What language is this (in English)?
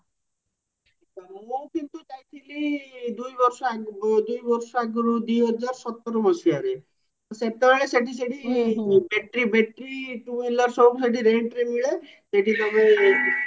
Odia